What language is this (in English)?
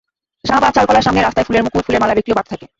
Bangla